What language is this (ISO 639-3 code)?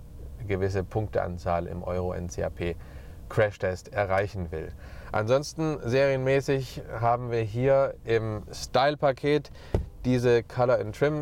deu